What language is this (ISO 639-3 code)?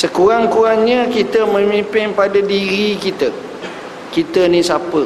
msa